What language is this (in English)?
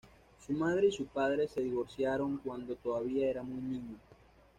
Spanish